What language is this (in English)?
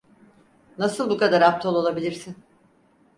Turkish